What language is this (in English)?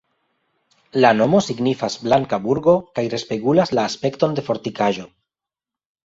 Esperanto